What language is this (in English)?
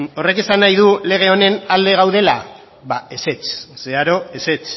Basque